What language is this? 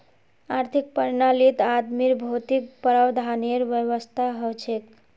Magahi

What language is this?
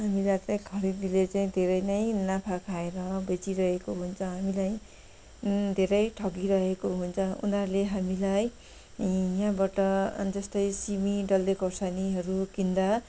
Nepali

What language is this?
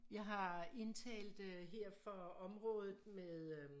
Danish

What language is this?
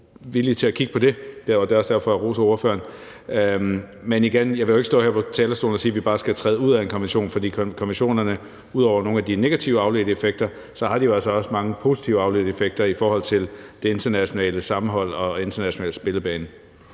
Danish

